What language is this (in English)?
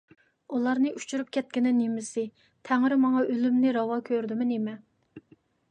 Uyghur